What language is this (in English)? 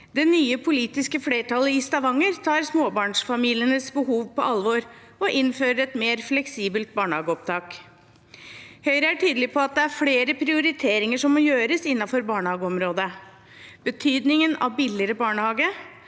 Norwegian